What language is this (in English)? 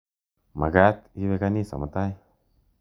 Kalenjin